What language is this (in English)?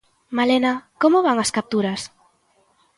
Galician